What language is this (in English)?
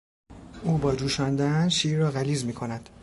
Persian